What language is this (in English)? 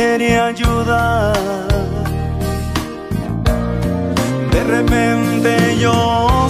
Spanish